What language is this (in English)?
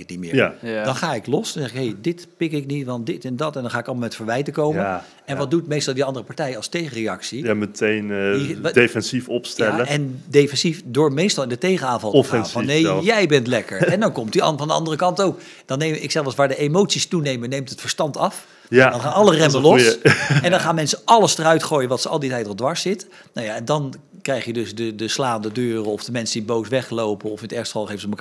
Dutch